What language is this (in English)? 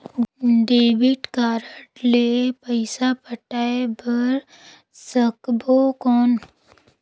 Chhattisgarhi